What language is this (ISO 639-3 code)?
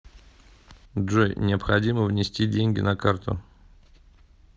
rus